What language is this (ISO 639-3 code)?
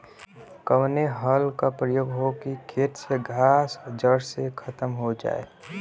bho